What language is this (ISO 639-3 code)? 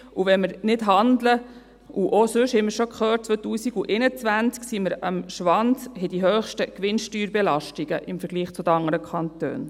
gsw